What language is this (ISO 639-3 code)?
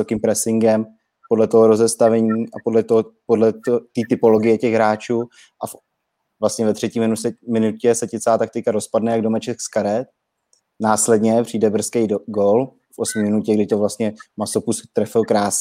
ces